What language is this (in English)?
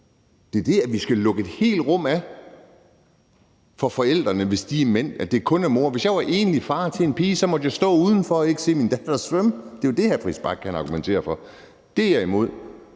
Danish